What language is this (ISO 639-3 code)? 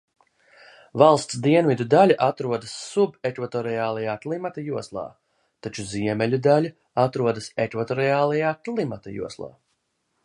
lav